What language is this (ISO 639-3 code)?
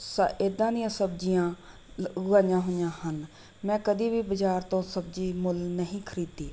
pan